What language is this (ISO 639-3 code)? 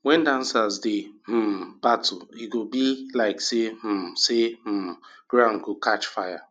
pcm